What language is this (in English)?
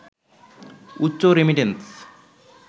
Bangla